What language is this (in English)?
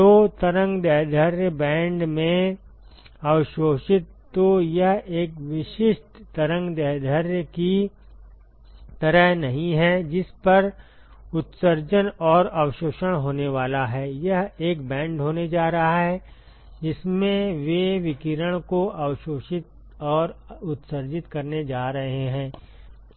Hindi